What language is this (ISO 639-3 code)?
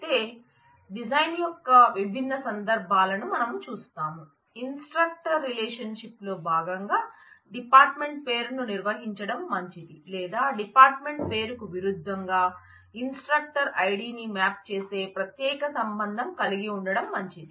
tel